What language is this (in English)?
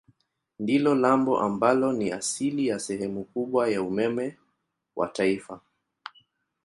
Swahili